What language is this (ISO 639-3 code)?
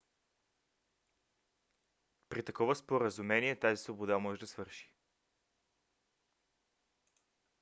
bul